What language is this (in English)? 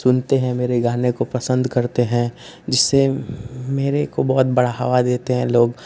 Hindi